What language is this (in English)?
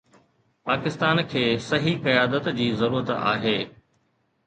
Sindhi